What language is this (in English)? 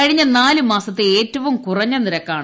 Malayalam